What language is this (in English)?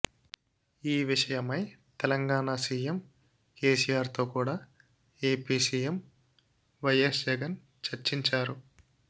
Telugu